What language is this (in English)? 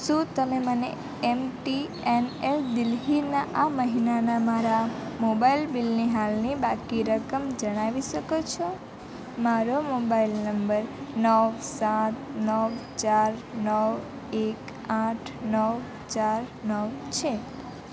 Gujarati